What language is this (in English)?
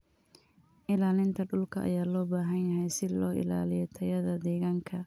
Somali